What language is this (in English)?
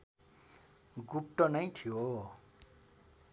Nepali